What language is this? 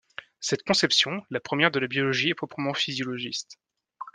French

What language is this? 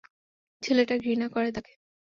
Bangla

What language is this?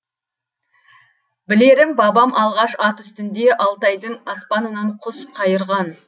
Kazakh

